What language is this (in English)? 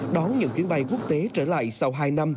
Vietnamese